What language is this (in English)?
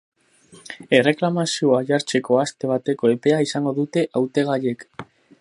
Basque